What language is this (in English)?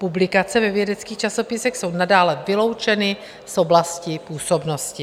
Czech